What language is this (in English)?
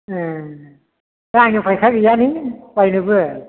Bodo